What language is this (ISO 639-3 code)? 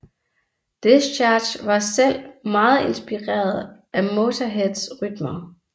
dan